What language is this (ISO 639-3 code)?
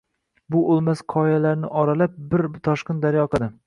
uzb